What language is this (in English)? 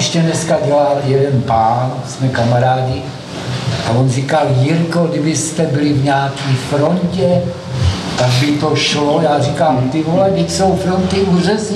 Czech